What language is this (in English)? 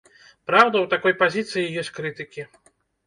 Belarusian